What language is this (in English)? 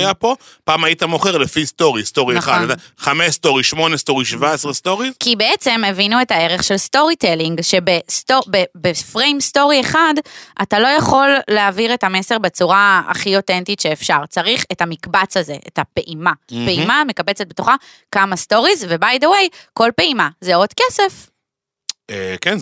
Hebrew